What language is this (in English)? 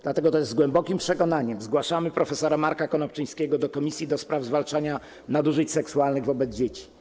Polish